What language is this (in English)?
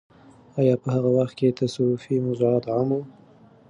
Pashto